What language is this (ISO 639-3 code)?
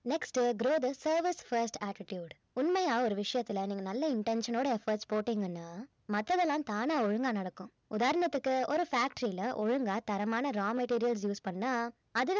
tam